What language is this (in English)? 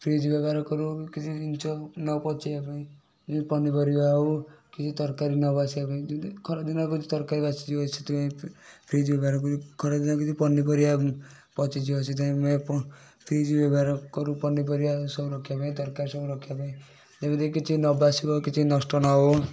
Odia